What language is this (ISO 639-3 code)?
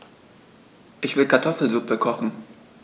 deu